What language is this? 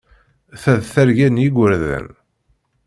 Kabyle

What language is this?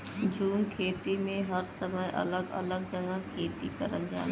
Bhojpuri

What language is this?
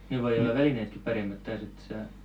Finnish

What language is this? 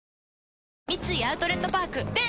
Japanese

